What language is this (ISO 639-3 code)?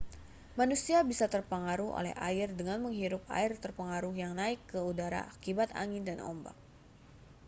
ind